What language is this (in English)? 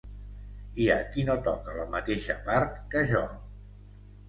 Catalan